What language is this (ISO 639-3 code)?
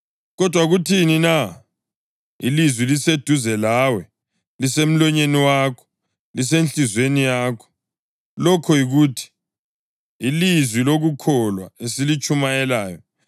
nde